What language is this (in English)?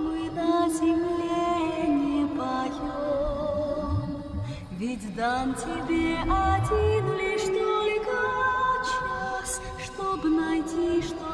Latvian